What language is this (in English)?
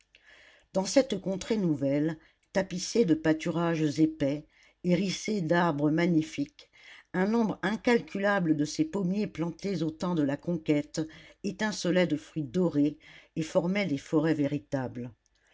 French